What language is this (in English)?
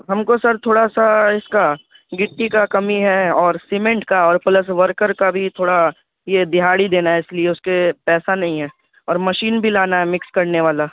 Urdu